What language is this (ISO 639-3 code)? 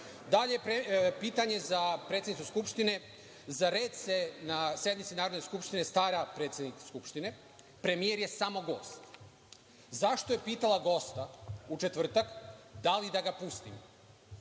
srp